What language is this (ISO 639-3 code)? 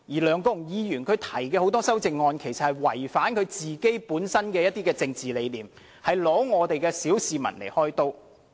yue